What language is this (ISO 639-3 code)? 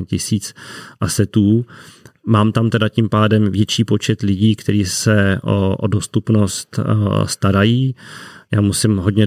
ces